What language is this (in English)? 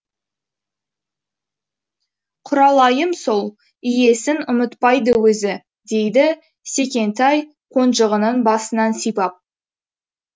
Kazakh